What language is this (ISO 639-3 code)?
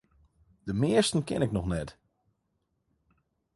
fry